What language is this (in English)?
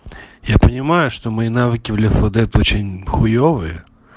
Russian